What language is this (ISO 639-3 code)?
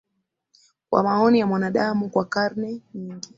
swa